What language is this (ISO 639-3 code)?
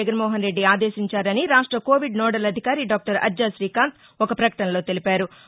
tel